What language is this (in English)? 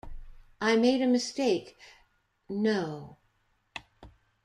English